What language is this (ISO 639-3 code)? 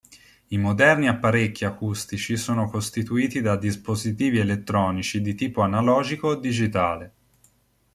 ita